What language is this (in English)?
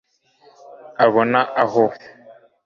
Kinyarwanda